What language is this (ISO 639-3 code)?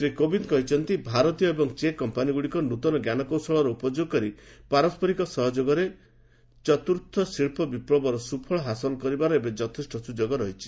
ori